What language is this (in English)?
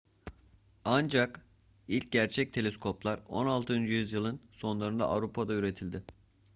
Turkish